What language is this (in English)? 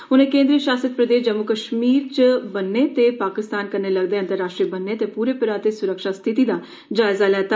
Dogri